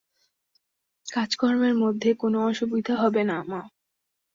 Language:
Bangla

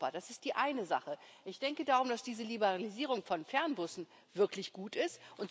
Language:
German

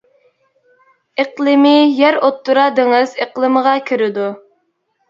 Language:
Uyghur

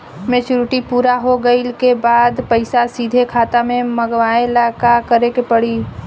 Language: Bhojpuri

